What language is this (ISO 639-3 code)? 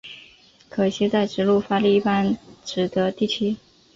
zho